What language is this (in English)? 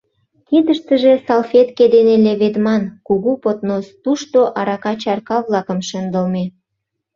Mari